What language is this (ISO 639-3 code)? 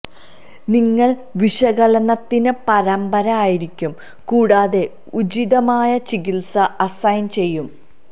mal